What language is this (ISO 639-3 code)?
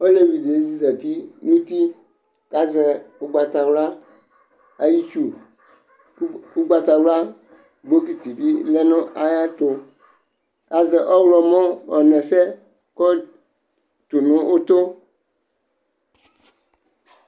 kpo